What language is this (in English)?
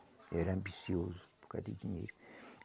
Portuguese